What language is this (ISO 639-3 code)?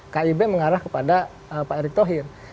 ind